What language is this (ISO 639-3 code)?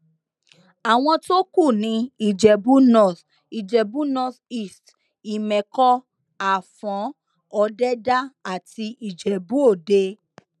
yor